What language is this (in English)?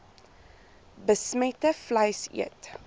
Afrikaans